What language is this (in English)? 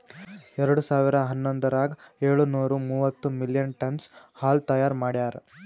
Kannada